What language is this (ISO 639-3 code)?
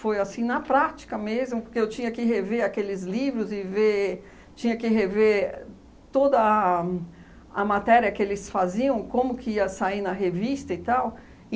por